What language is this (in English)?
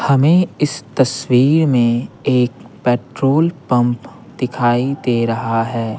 Hindi